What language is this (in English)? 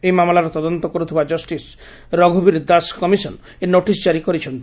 Odia